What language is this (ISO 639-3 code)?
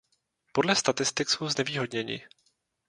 ces